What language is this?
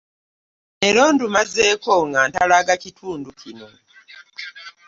Ganda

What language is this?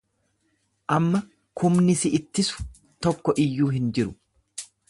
Oromo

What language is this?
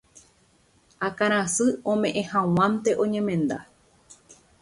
Guarani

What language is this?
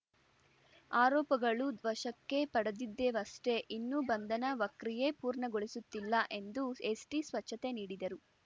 Kannada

